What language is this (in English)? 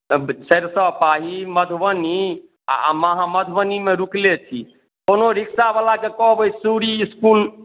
Maithili